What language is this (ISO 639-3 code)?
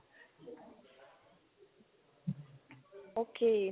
pan